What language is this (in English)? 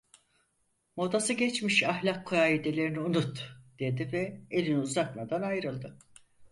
Turkish